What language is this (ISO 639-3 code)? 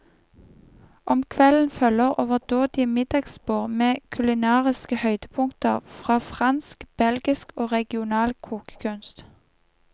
nor